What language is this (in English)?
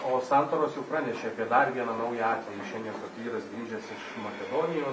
Lithuanian